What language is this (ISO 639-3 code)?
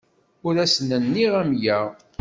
kab